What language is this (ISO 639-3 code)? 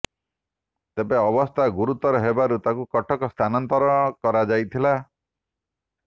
ori